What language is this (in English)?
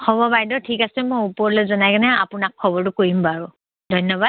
Assamese